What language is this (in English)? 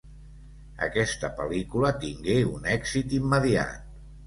Catalan